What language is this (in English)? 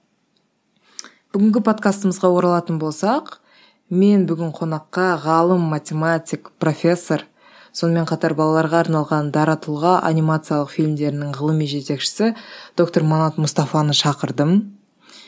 Kazakh